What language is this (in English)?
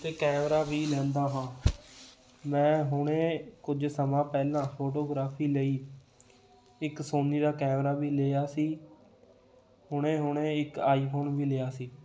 Punjabi